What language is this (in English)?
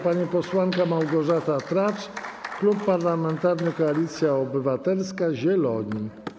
Polish